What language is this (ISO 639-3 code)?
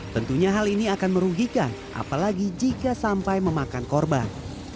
ind